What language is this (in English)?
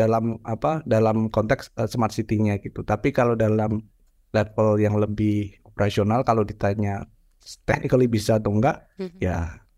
Indonesian